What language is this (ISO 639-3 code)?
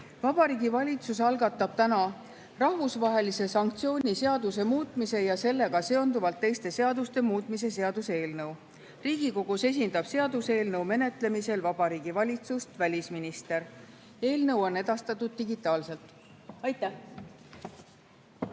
est